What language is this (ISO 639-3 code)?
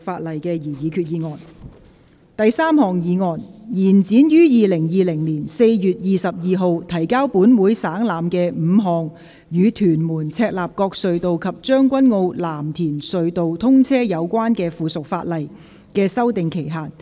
yue